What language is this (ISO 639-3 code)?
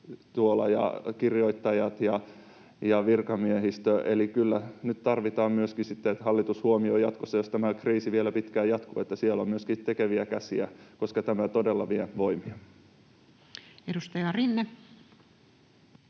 fin